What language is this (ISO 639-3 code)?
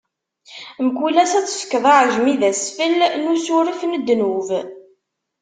kab